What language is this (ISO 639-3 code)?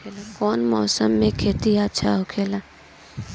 bho